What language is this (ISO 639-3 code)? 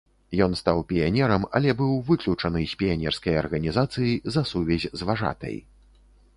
bel